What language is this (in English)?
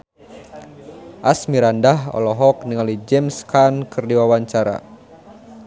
Sundanese